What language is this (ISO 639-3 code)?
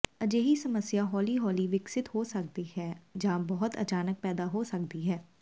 pan